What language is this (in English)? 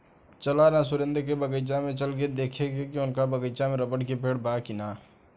Bhojpuri